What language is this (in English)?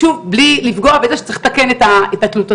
Hebrew